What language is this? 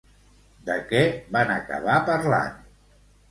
Catalan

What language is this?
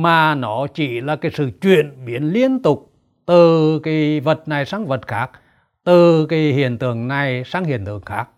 Vietnamese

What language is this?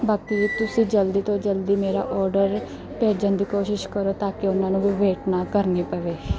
Punjabi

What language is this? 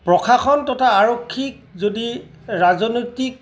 Assamese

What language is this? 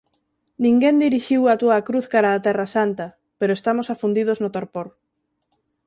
Galician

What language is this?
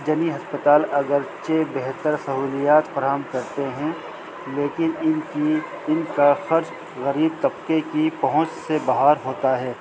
Urdu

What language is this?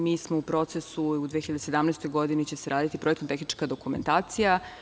Serbian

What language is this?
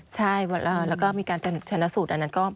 Thai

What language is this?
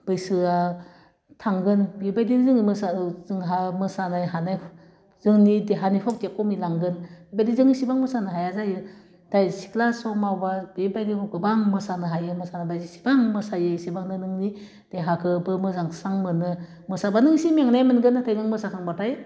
Bodo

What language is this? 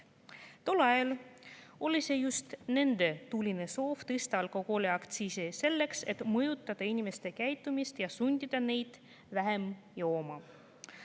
Estonian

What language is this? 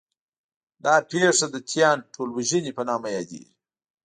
Pashto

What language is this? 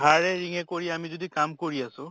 Assamese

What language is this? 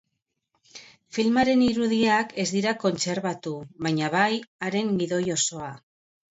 Basque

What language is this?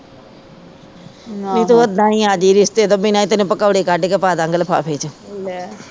Punjabi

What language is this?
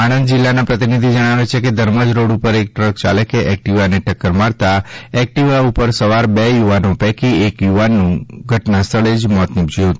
Gujarati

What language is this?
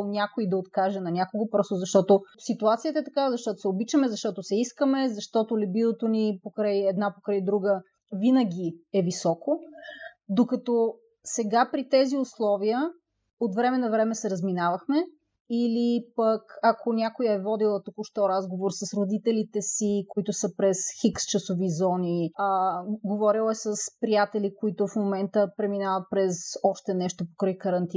Bulgarian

